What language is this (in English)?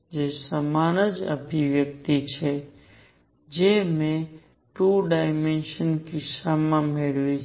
Gujarati